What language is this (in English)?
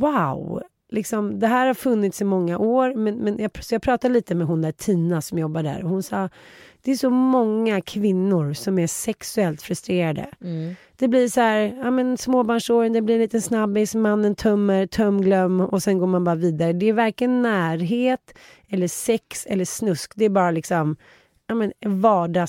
Swedish